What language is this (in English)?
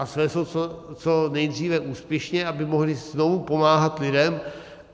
Czech